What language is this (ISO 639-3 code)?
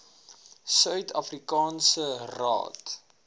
afr